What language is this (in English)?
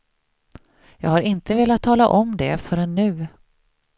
Swedish